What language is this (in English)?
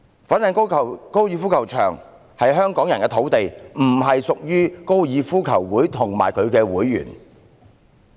Cantonese